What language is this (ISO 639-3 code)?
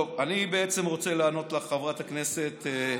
heb